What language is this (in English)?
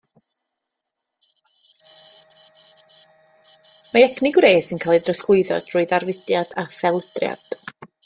Welsh